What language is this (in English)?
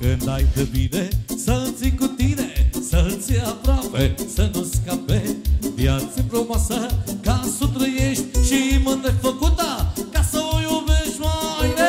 Romanian